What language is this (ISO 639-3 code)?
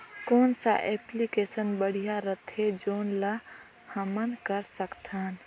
hne